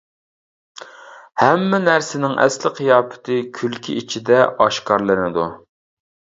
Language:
Uyghur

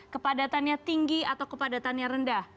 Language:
Indonesian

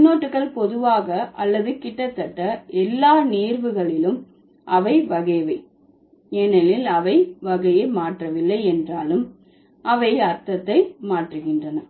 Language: Tamil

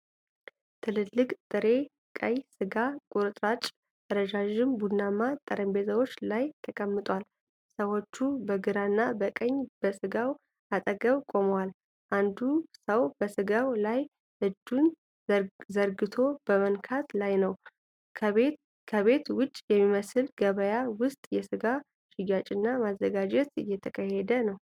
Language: Amharic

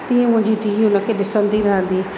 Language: Sindhi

